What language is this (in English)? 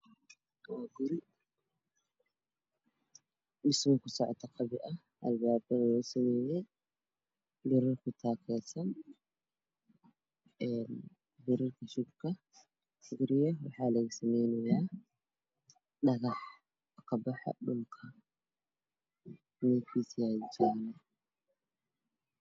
Somali